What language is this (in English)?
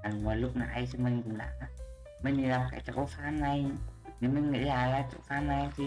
Vietnamese